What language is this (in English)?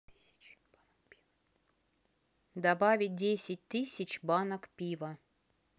Russian